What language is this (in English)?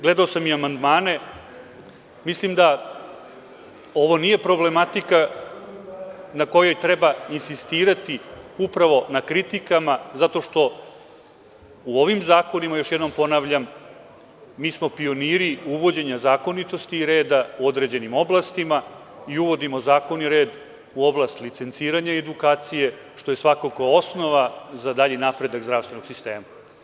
Serbian